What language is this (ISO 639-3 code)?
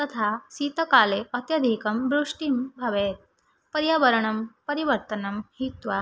san